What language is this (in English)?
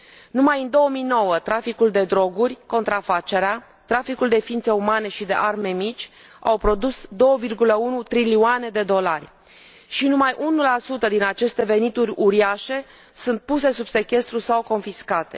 Romanian